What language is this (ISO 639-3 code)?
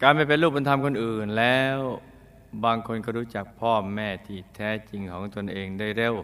tha